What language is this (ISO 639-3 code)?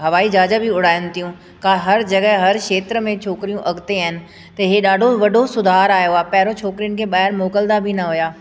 snd